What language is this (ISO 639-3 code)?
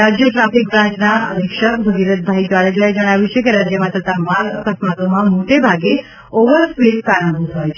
guj